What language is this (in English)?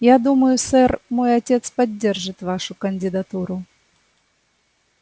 Russian